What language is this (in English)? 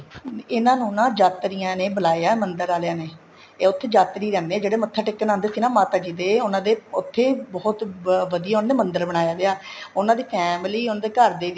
Punjabi